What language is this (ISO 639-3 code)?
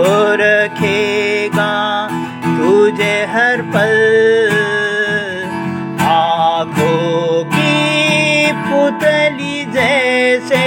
hin